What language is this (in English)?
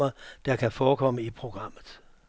Danish